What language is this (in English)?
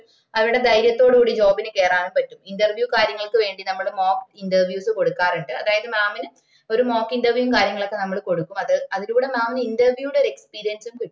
Malayalam